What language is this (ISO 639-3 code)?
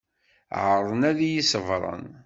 kab